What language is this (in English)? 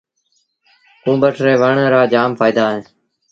Sindhi Bhil